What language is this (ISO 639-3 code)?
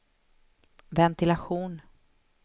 swe